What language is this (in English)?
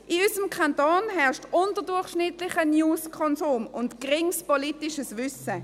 Swiss German